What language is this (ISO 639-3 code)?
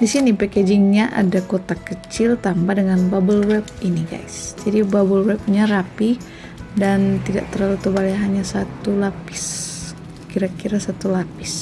ind